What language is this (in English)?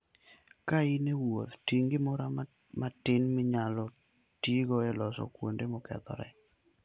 Luo (Kenya and Tanzania)